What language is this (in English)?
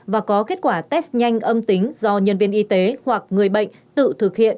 Vietnamese